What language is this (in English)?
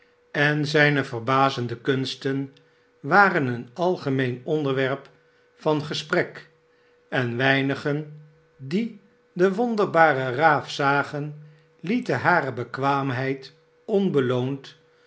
Dutch